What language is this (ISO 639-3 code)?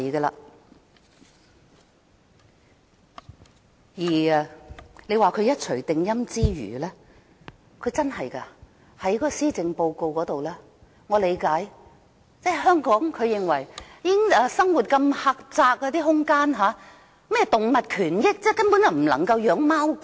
yue